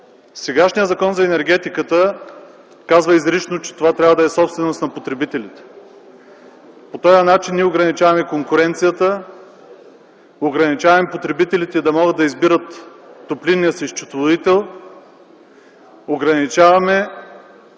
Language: Bulgarian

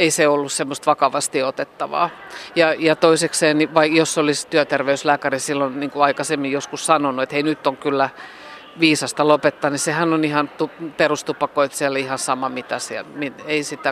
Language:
Finnish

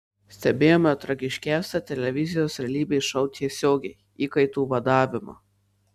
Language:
Lithuanian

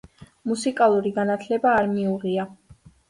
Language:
Georgian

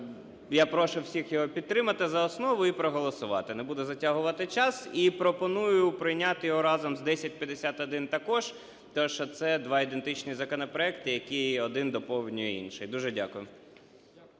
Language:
Ukrainian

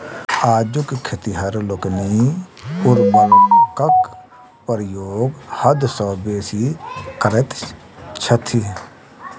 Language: Maithili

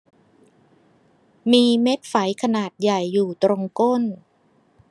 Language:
Thai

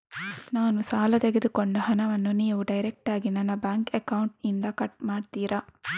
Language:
Kannada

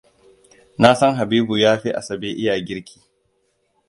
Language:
Hausa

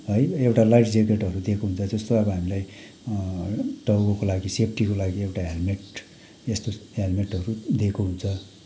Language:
Nepali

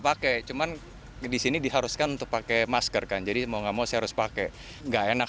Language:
Indonesian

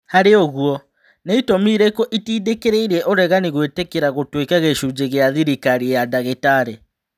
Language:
Kikuyu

